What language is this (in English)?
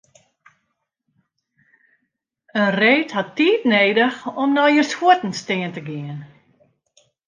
Western Frisian